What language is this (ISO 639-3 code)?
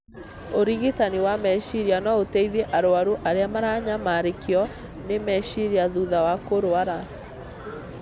kik